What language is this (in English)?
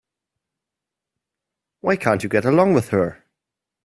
English